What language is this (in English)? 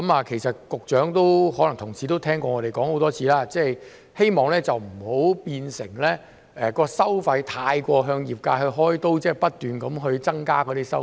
Cantonese